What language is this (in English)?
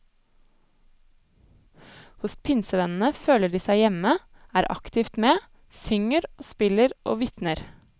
Norwegian